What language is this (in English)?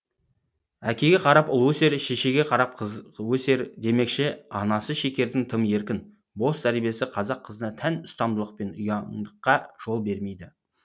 Kazakh